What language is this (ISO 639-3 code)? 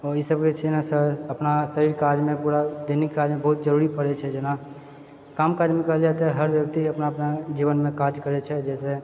mai